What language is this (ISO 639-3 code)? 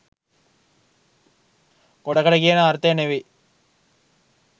sin